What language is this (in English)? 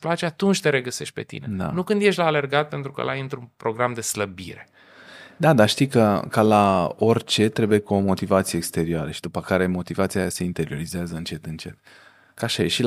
Romanian